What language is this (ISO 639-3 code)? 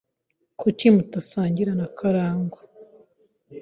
kin